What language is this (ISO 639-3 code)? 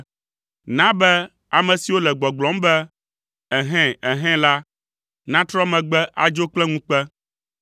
ewe